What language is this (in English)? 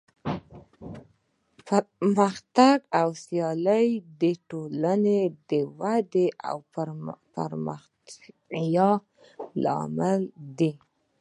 Pashto